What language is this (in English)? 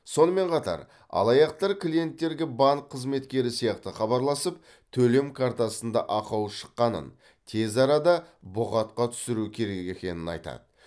Kazakh